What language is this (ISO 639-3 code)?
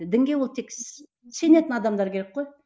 kaz